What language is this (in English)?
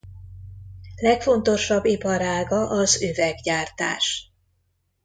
Hungarian